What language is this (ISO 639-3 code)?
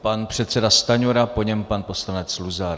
ces